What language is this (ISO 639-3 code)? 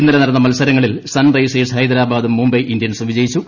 mal